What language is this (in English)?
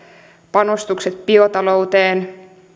Finnish